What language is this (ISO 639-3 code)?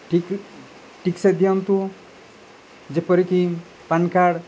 ori